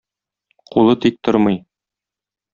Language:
Tatar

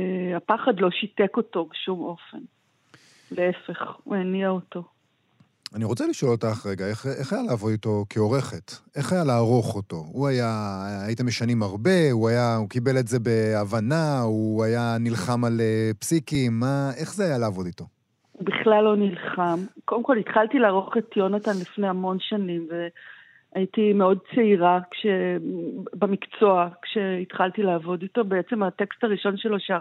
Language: Hebrew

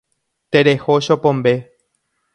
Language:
Guarani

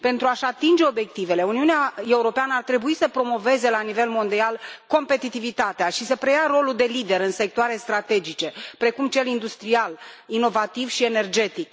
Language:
Romanian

